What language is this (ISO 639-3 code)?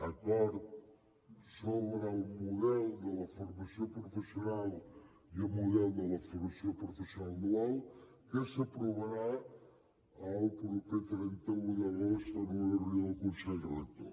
cat